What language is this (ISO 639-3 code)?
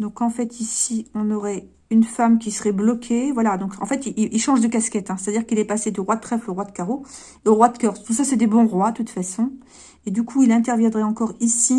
fra